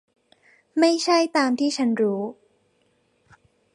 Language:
Thai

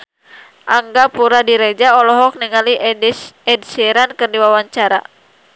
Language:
Sundanese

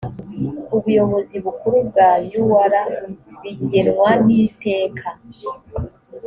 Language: Kinyarwanda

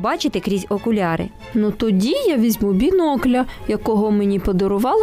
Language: Ukrainian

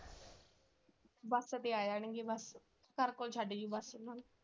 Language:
Punjabi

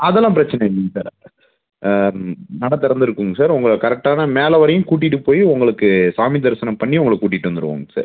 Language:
Tamil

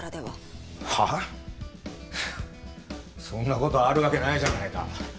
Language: Japanese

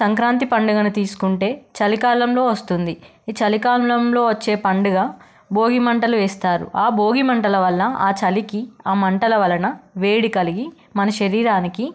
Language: Telugu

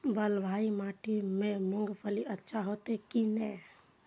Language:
Maithili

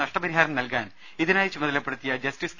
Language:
Malayalam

